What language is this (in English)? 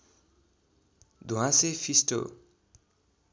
Nepali